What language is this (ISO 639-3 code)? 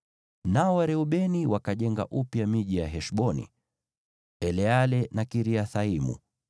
swa